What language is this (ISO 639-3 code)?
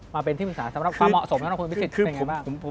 tha